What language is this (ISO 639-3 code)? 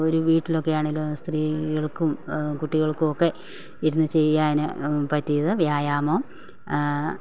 mal